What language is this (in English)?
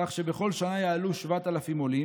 Hebrew